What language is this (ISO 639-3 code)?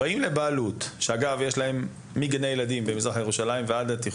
heb